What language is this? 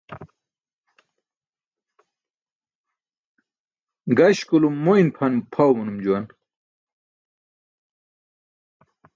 Burushaski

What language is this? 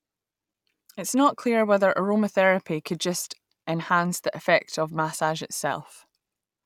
English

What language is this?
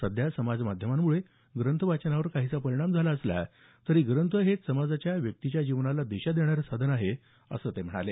Marathi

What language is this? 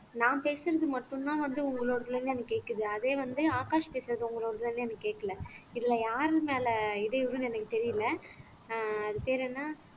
Tamil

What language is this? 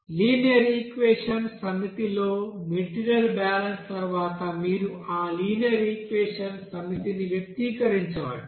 Telugu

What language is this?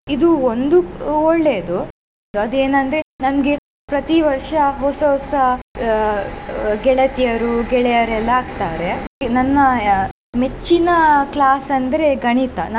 Kannada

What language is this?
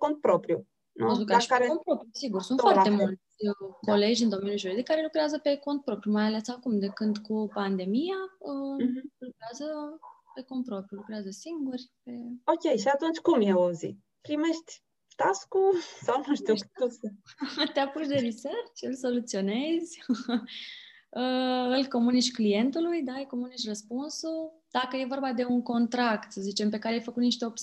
Romanian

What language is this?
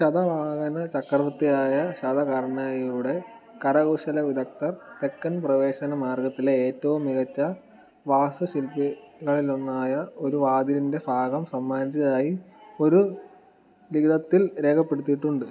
Malayalam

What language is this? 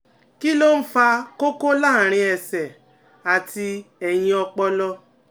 Yoruba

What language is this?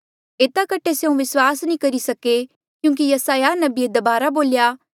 Mandeali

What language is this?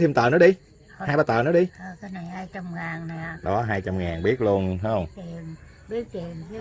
Vietnamese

